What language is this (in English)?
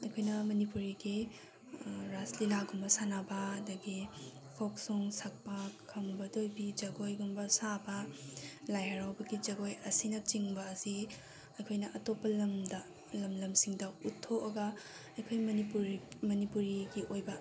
Manipuri